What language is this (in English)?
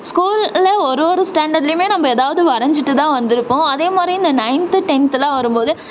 Tamil